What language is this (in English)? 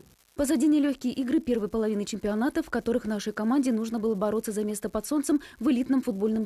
Russian